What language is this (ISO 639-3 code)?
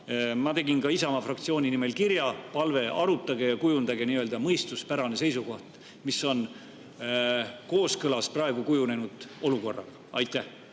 est